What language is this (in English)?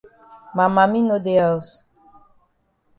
Cameroon Pidgin